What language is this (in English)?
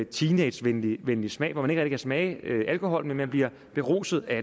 Danish